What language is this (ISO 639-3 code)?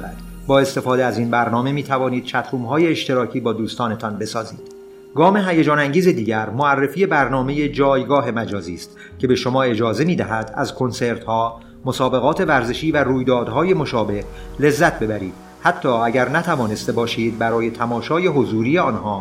fas